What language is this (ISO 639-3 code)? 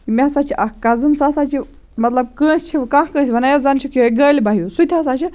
kas